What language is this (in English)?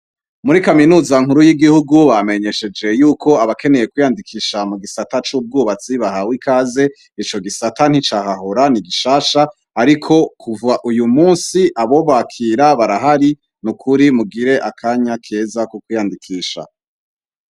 Rundi